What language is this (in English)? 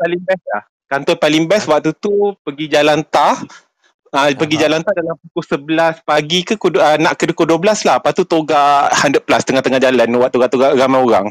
Malay